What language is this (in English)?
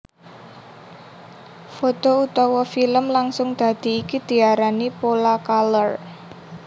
Javanese